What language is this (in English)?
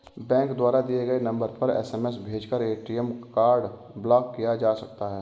Hindi